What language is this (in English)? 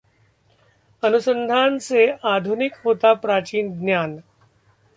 Hindi